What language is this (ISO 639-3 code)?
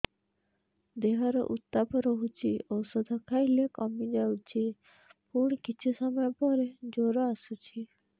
ori